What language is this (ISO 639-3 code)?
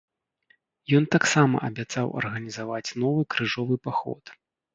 bel